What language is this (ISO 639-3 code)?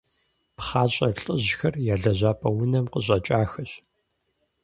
kbd